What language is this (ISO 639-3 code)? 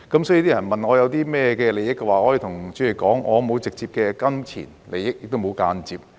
yue